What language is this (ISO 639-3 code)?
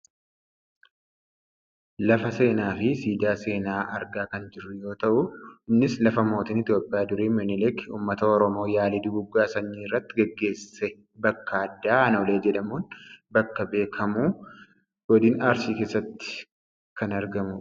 orm